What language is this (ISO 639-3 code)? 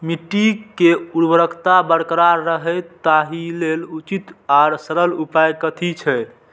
mai